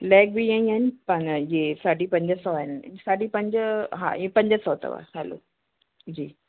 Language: Sindhi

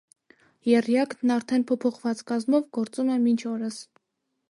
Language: Armenian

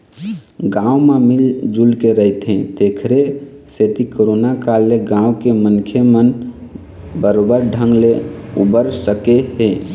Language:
Chhattisgarhi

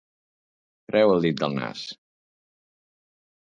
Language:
Catalan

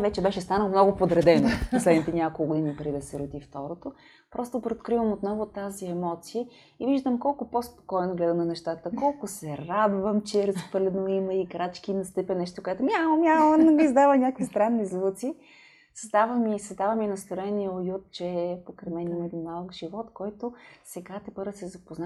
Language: Bulgarian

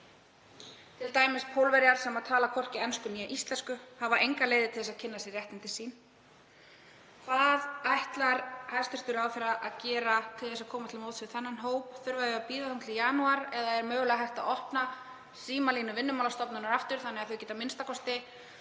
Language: Icelandic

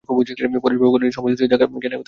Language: Bangla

